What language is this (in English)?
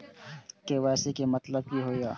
Maithili